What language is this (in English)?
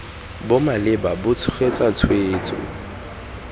Tswana